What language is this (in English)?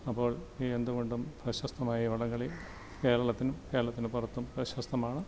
Malayalam